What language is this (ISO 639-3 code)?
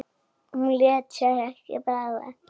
isl